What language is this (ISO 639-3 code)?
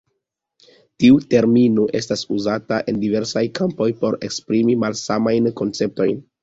epo